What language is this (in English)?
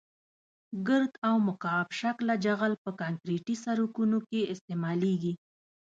Pashto